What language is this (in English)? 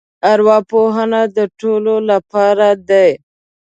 Pashto